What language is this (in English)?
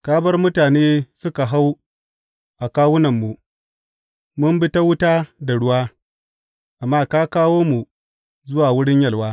Hausa